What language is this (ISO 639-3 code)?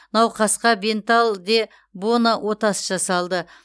kaz